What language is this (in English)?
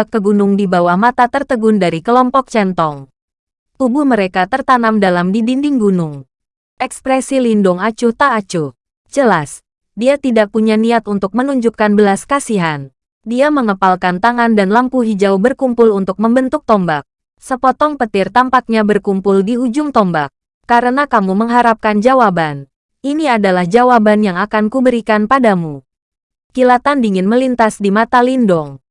Indonesian